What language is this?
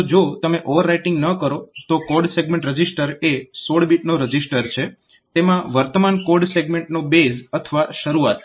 Gujarati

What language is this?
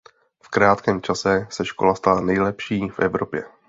Czech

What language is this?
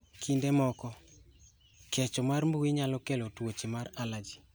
Luo (Kenya and Tanzania)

